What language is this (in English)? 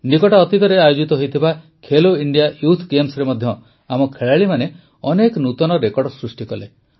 Odia